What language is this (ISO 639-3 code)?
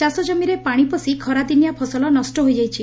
ori